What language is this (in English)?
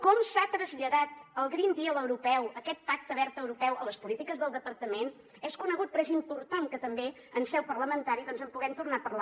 Catalan